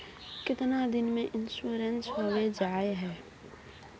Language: Magahi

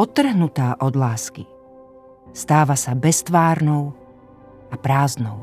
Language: Slovak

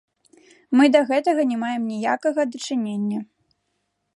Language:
Belarusian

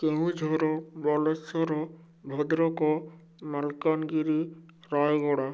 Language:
Odia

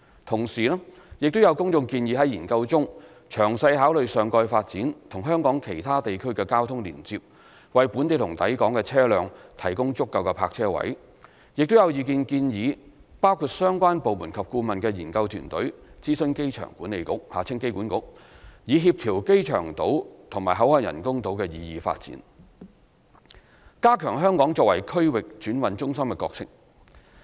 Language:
Cantonese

